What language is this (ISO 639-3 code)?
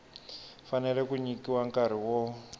tso